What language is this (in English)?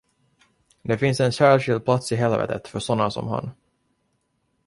Swedish